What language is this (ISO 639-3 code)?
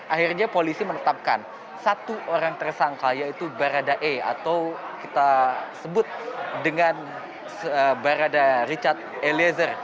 ind